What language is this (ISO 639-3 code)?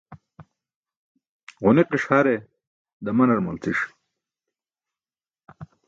bsk